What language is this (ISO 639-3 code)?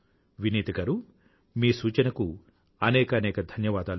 tel